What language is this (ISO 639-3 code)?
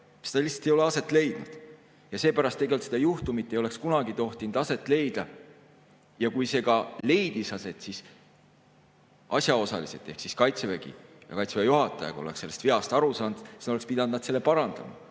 est